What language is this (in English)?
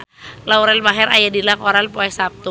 Sundanese